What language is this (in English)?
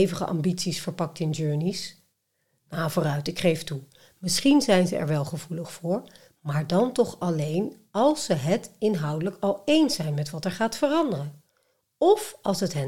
Dutch